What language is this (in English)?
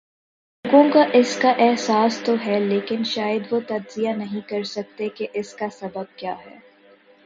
Urdu